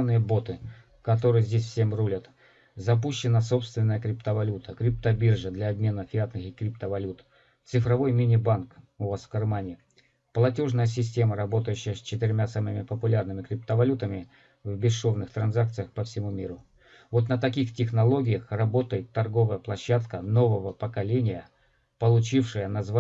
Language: Russian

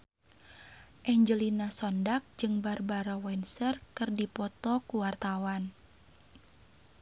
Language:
Sundanese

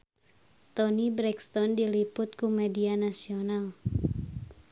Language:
Sundanese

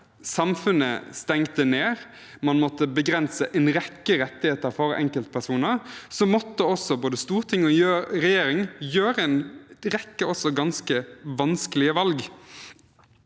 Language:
Norwegian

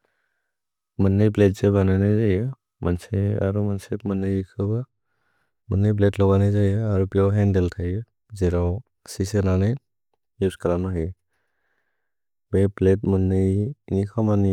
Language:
Bodo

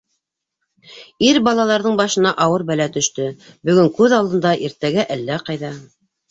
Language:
Bashkir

